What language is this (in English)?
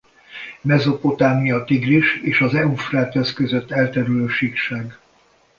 Hungarian